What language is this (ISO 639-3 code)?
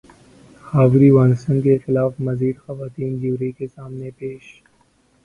urd